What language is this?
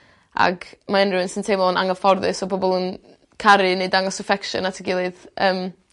Welsh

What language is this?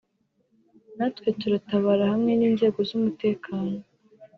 Kinyarwanda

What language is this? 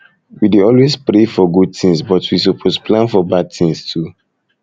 Nigerian Pidgin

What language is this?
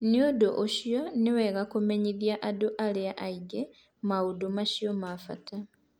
Kikuyu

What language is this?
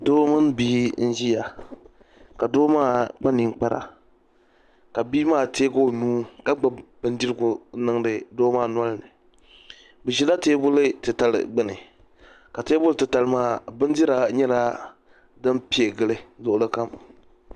Dagbani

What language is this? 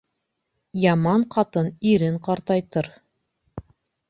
Bashkir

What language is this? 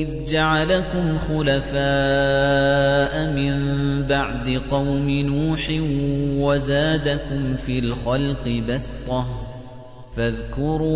Arabic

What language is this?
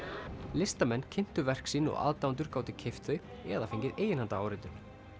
Icelandic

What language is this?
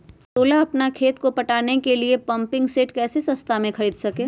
Magahi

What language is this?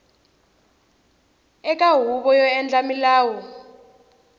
Tsonga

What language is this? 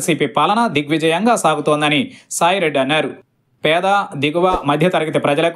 Telugu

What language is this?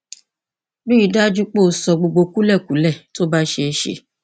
Yoruba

